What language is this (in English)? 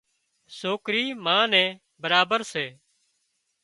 Wadiyara Koli